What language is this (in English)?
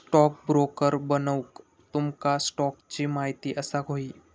Marathi